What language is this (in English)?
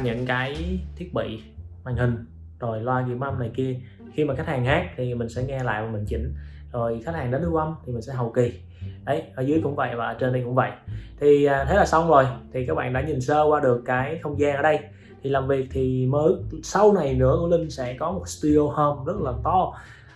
Vietnamese